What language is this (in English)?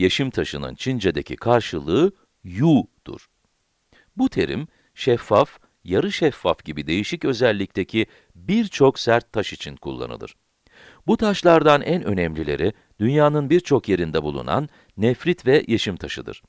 Turkish